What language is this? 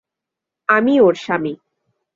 Bangla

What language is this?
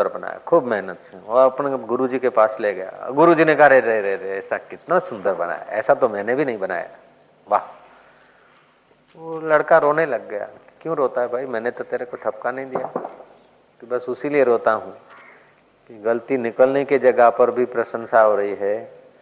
Hindi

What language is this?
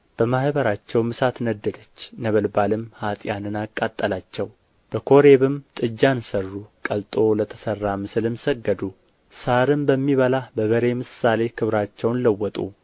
Amharic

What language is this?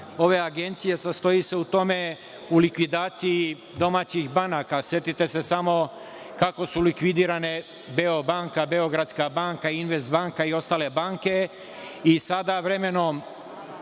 Serbian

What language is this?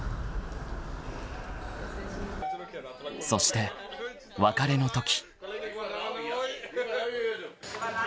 Japanese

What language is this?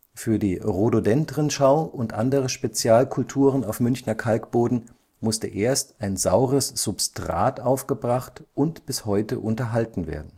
German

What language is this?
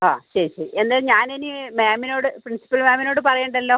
Malayalam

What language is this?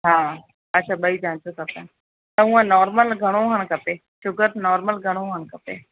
Sindhi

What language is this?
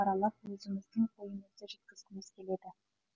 Kazakh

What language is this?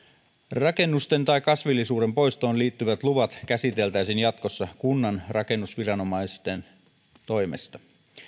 Finnish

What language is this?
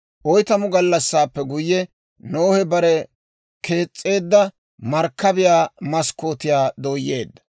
Dawro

